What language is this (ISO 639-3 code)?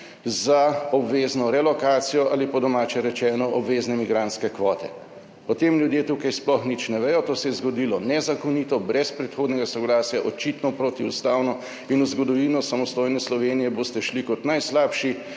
slv